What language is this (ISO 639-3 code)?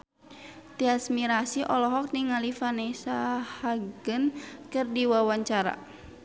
sun